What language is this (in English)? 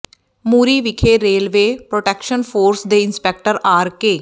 Punjabi